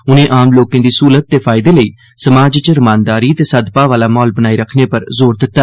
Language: Dogri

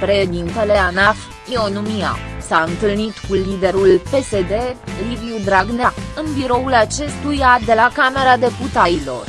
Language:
Romanian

